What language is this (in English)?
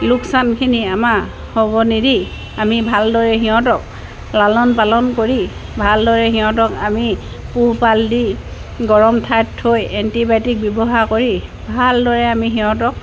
Assamese